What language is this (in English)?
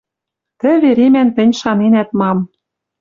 Western Mari